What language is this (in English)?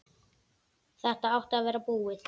Icelandic